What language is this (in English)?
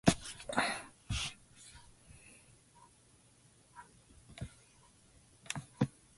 English